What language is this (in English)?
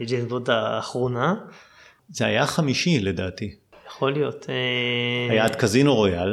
Hebrew